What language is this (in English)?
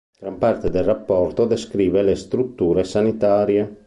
Italian